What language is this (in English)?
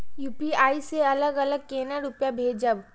Maithili